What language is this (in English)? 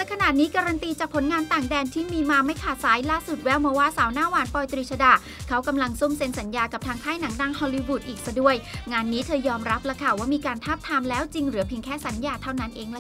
Thai